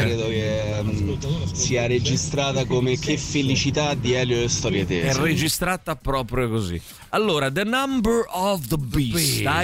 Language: Italian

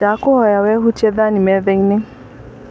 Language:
Kikuyu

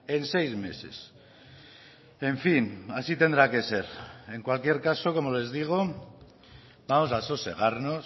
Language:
Spanish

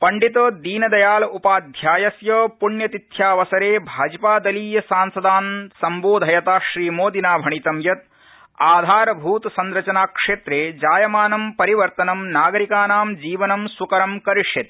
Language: Sanskrit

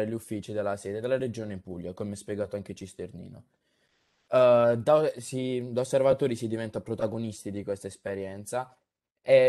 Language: Italian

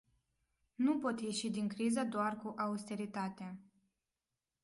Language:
Romanian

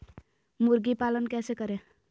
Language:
Magahi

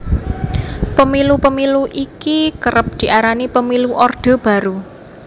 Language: Javanese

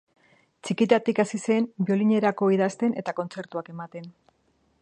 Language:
Basque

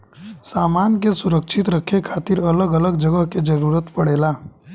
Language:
Bhojpuri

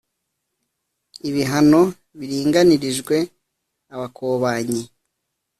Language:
Kinyarwanda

